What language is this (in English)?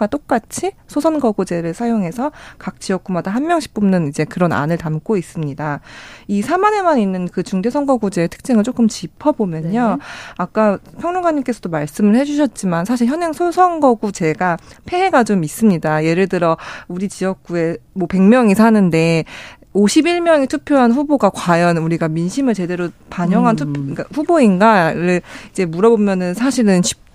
Korean